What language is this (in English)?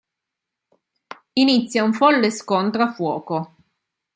Italian